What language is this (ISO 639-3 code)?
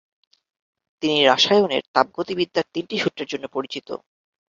ben